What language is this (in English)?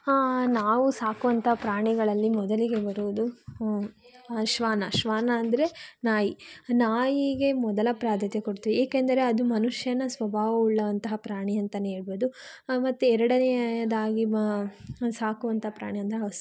Kannada